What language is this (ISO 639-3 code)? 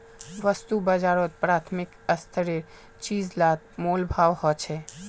mag